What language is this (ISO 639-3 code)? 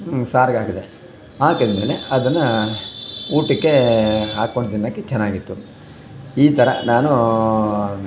kan